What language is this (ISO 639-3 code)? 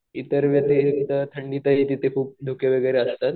mar